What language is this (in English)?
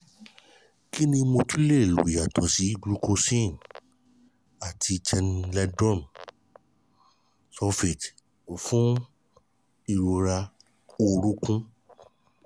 Yoruba